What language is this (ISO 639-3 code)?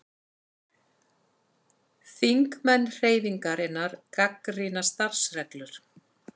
isl